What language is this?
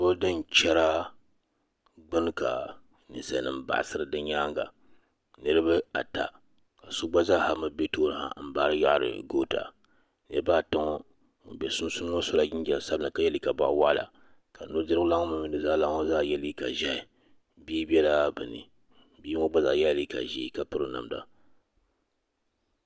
Dagbani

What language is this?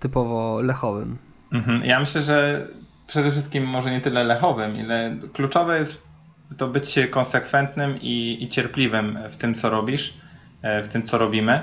Polish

